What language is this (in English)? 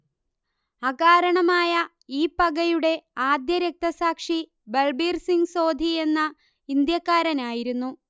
Malayalam